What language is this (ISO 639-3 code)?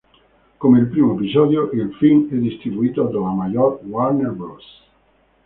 ita